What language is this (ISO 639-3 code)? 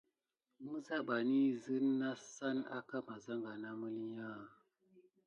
gid